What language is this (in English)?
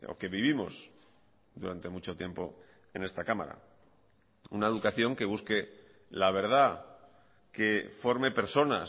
Spanish